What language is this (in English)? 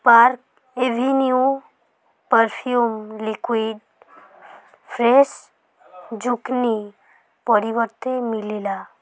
Odia